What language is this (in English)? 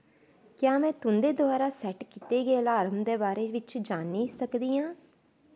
Dogri